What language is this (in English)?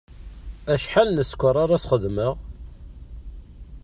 Kabyle